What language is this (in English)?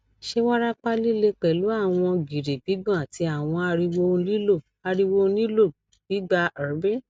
Yoruba